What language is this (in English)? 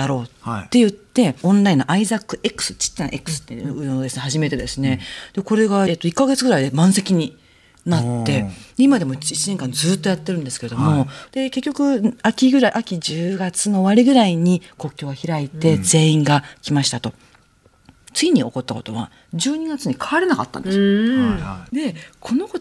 Japanese